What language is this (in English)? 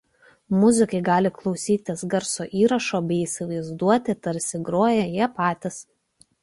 Lithuanian